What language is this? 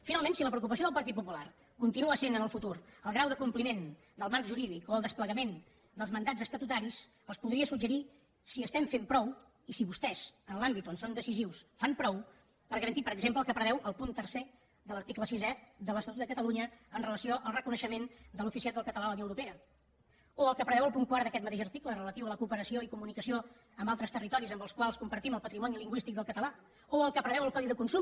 Catalan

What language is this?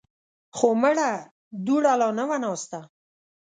Pashto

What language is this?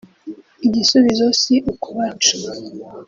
Kinyarwanda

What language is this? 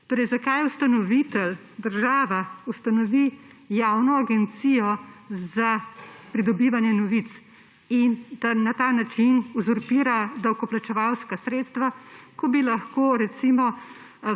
Slovenian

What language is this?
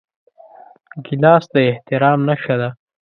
Pashto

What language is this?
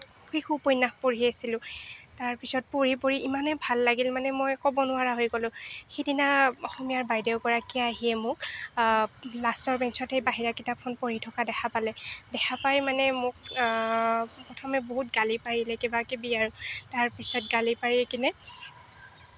Assamese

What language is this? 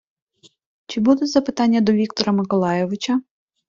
Ukrainian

